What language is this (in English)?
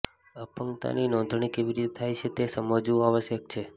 Gujarati